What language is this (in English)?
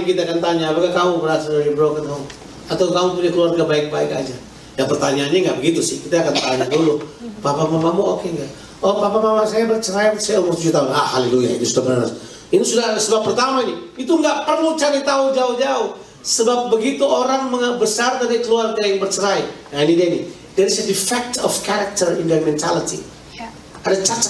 Indonesian